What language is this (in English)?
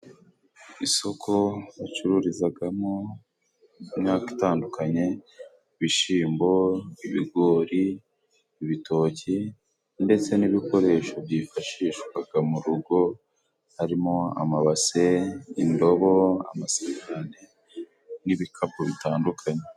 Kinyarwanda